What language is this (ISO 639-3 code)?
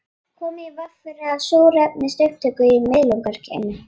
isl